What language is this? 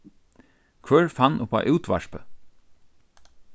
Faroese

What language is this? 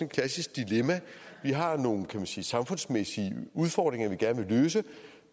Danish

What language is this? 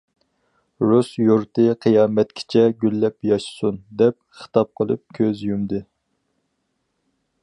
Uyghur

